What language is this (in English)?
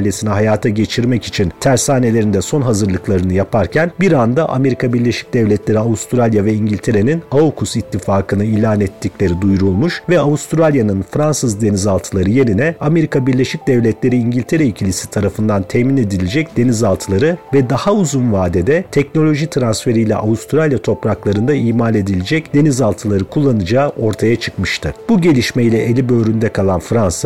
Turkish